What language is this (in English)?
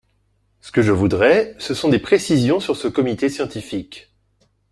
French